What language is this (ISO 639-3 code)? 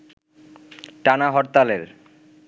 ben